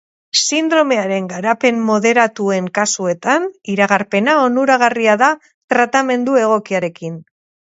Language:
Basque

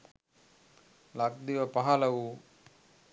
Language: Sinhala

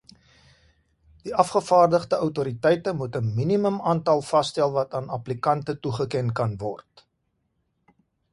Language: Afrikaans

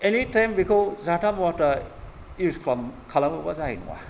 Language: Bodo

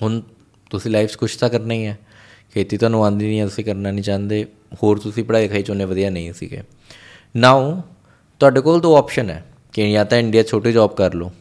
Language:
Punjabi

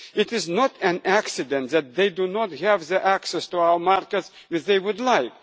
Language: English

